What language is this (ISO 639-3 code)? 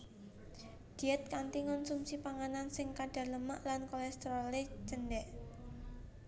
jav